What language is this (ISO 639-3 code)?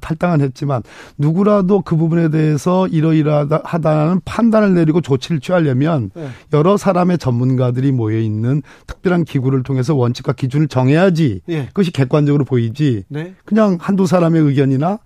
kor